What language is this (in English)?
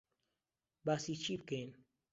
Central Kurdish